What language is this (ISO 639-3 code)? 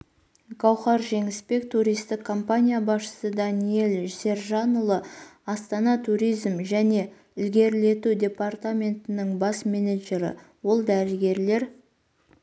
kaz